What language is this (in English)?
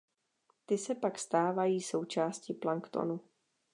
Czech